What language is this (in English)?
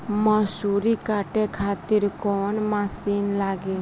Bhojpuri